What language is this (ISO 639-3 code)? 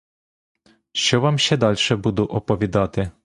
ukr